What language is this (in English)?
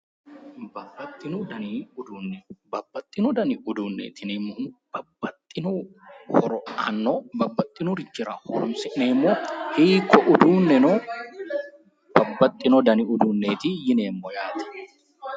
Sidamo